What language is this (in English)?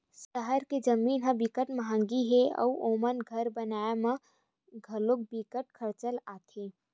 Chhattisgarhi